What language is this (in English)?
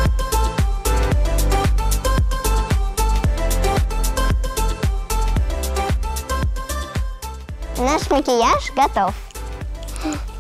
Russian